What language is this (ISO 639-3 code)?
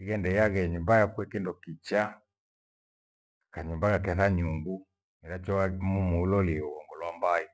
gwe